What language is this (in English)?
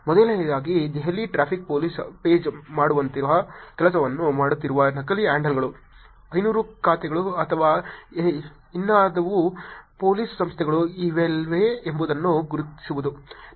Kannada